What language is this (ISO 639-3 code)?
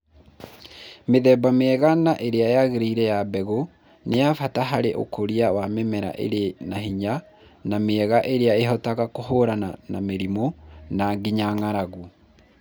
kik